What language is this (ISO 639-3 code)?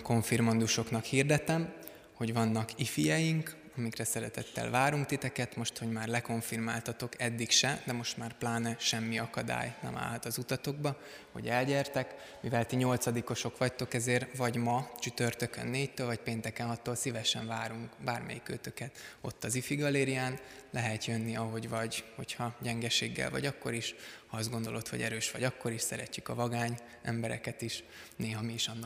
hun